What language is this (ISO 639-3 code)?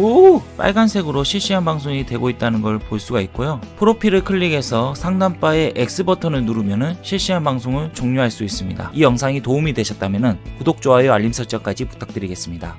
kor